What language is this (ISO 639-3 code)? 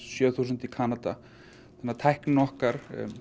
isl